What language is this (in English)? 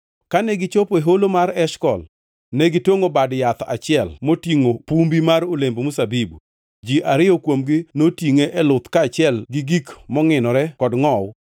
Luo (Kenya and Tanzania)